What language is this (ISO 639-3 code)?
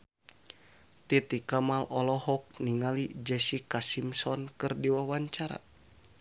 sun